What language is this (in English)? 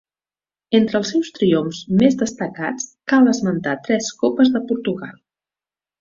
Catalan